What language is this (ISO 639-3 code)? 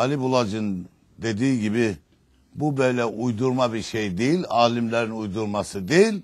tur